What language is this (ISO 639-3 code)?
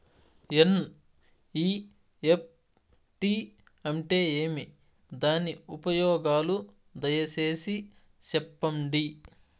tel